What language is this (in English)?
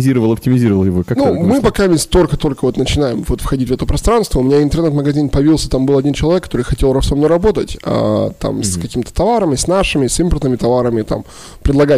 Russian